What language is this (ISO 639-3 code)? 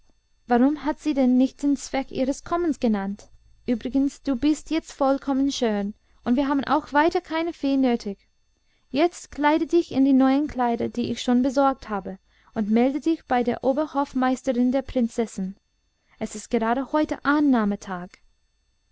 deu